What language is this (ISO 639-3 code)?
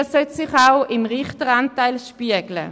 gsw